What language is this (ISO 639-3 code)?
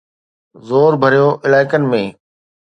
snd